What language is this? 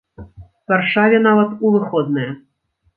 Belarusian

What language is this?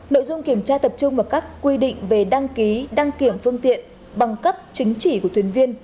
Vietnamese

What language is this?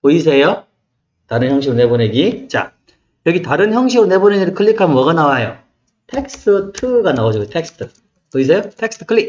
Korean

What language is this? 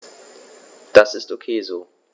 German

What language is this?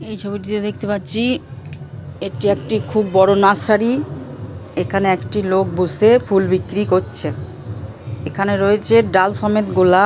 Bangla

